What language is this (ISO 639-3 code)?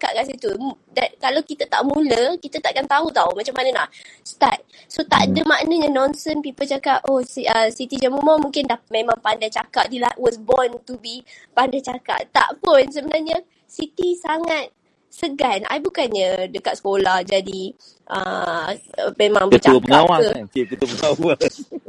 msa